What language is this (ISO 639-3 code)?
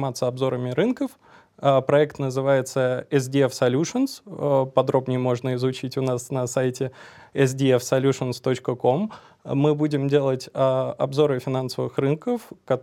rus